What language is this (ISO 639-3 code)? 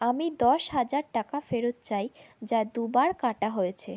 ben